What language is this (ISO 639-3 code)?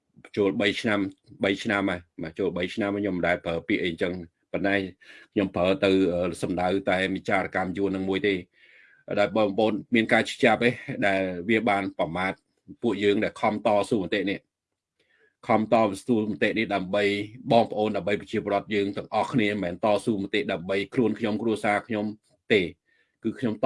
vie